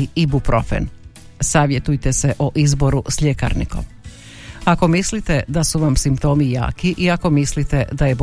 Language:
Croatian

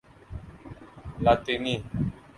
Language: Urdu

